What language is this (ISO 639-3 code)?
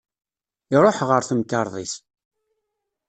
kab